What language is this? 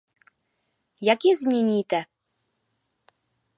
Czech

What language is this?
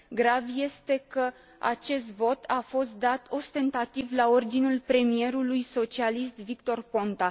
Romanian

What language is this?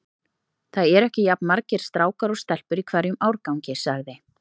Icelandic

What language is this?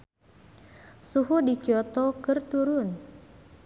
Sundanese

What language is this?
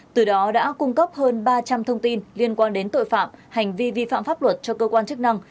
Vietnamese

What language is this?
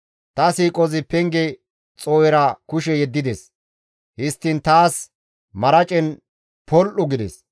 Gamo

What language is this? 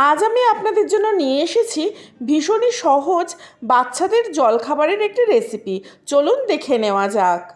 Bangla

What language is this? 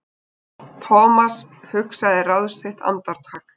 Icelandic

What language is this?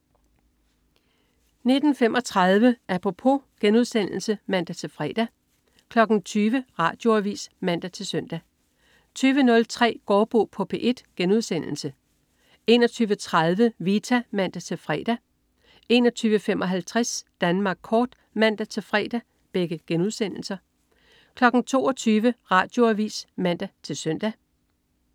Danish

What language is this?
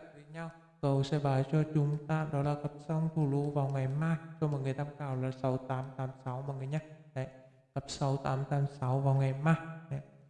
Vietnamese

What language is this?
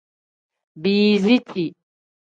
Tem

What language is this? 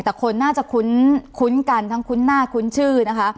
Thai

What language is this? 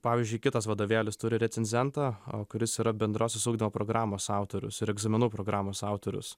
Lithuanian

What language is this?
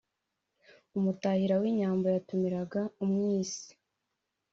Kinyarwanda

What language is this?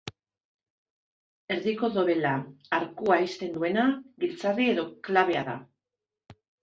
Basque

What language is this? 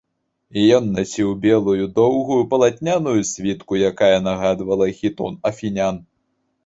Belarusian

